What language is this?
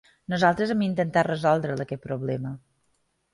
Catalan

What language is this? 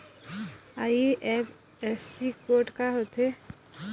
Chhattisgarhi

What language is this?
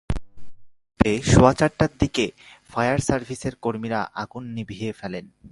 Bangla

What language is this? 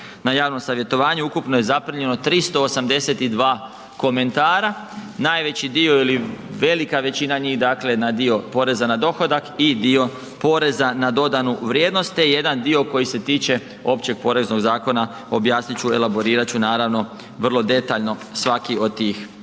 Croatian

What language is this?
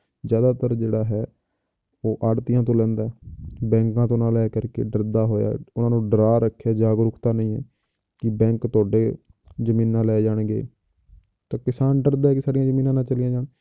Punjabi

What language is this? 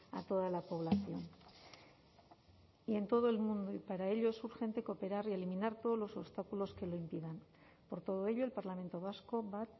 Spanish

